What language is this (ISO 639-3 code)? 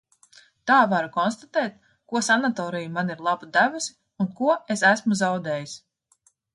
lav